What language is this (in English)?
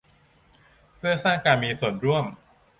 Thai